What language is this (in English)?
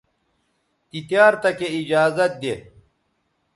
Bateri